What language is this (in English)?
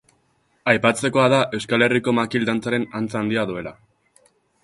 Basque